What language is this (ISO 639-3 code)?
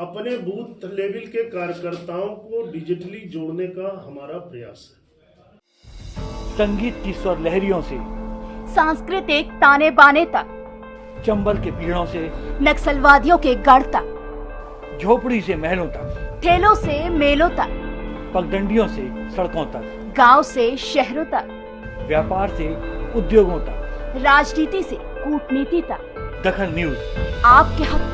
hin